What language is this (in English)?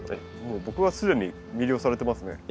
Japanese